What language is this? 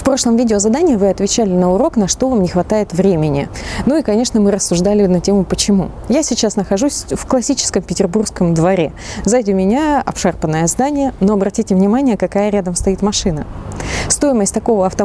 Russian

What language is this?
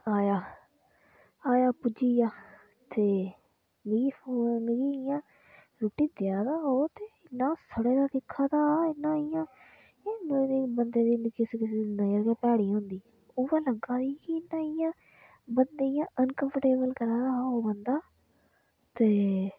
Dogri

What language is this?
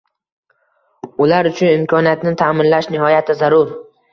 Uzbek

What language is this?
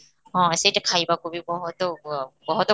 Odia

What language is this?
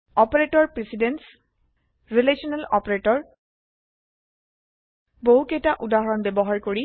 Assamese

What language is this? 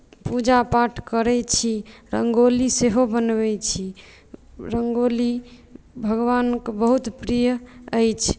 Maithili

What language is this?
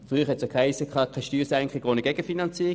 Swiss German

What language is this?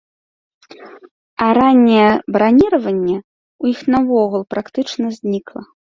Belarusian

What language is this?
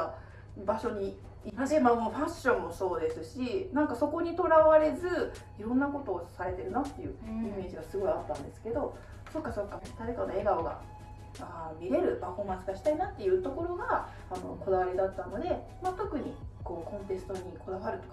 Japanese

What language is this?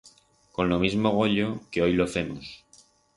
Aragonese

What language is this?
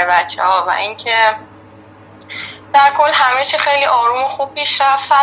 Persian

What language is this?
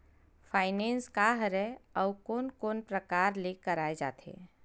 Chhattisgarhi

